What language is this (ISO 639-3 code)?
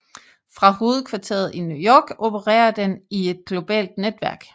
dan